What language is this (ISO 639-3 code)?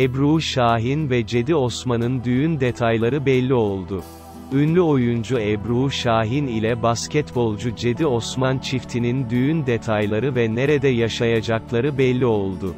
tur